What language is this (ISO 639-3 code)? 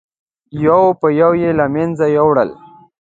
pus